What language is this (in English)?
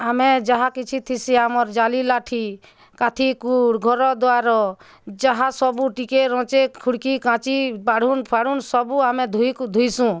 Odia